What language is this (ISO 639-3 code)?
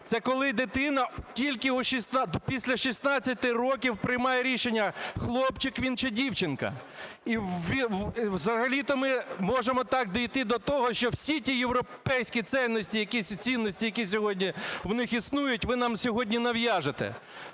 ukr